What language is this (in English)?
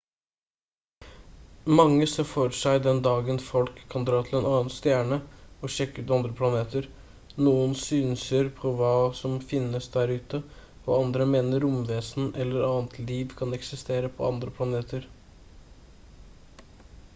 Norwegian Bokmål